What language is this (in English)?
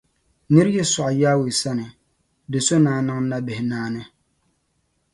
Dagbani